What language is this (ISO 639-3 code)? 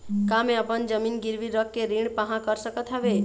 hne